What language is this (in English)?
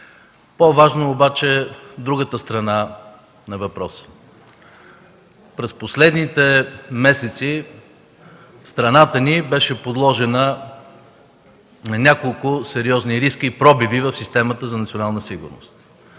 Bulgarian